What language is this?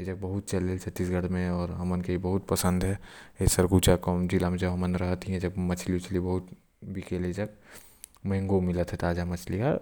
Korwa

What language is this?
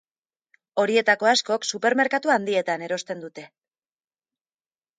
Basque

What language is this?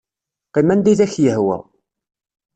Kabyle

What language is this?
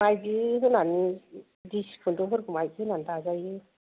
Bodo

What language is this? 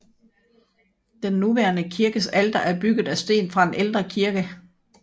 Danish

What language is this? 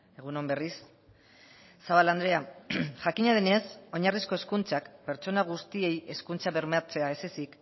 Basque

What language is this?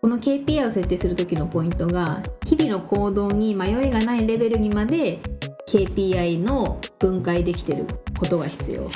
Japanese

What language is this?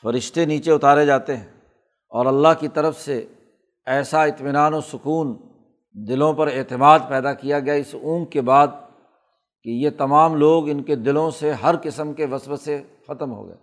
Urdu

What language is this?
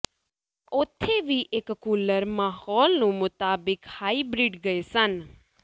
Punjabi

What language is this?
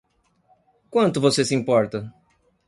Portuguese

